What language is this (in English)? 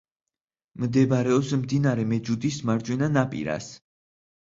Georgian